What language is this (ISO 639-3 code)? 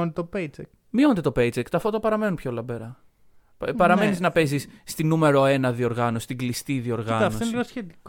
ell